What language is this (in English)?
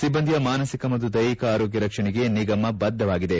Kannada